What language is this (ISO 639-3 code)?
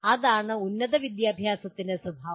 mal